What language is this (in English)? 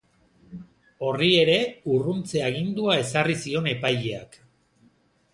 Basque